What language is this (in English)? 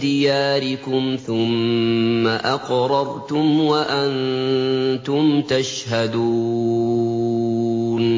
Arabic